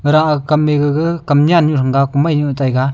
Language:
Wancho Naga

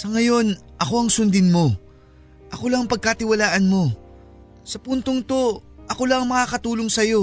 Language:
Filipino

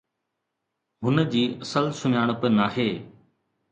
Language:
Sindhi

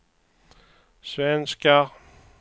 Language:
Swedish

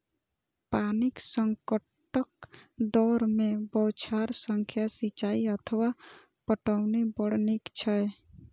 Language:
Maithili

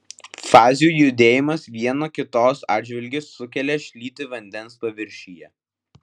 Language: Lithuanian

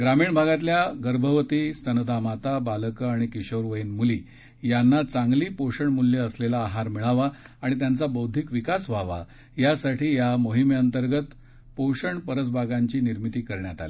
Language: Marathi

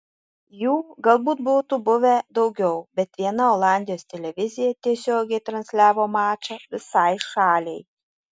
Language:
Lithuanian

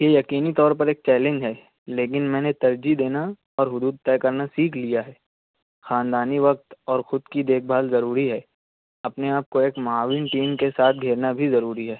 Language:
Urdu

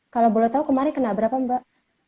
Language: Indonesian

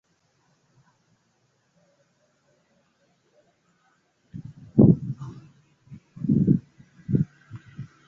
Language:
Swahili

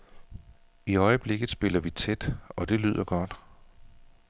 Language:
Danish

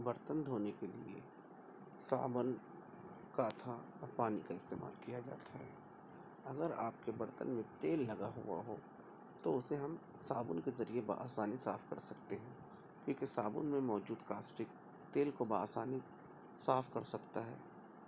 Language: Urdu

